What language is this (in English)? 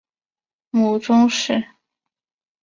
Chinese